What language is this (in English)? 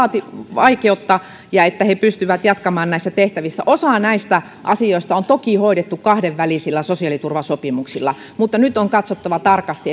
Finnish